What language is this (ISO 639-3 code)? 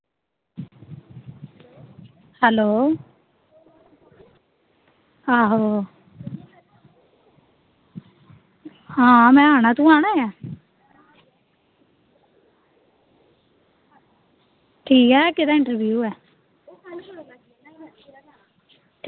doi